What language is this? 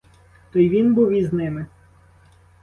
Ukrainian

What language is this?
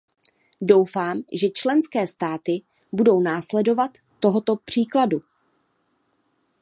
Czech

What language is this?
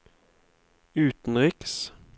Norwegian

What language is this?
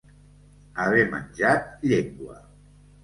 Catalan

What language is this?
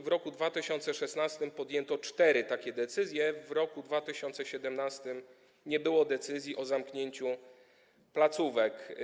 Polish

